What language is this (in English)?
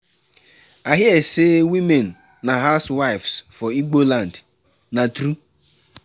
Nigerian Pidgin